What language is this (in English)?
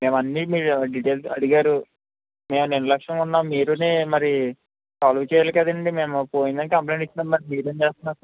Telugu